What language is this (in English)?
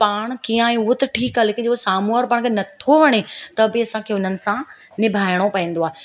Sindhi